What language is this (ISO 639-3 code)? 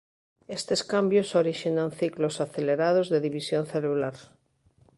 glg